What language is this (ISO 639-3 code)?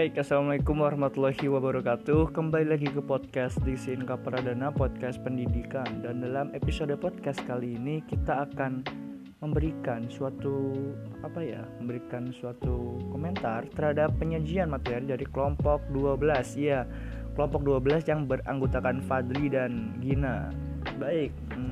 ind